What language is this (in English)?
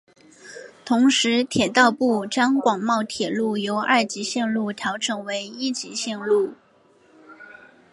Chinese